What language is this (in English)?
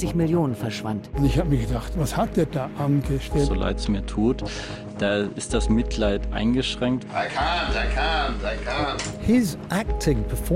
German